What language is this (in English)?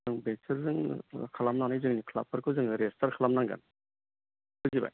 Bodo